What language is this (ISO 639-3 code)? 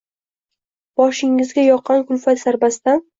uzb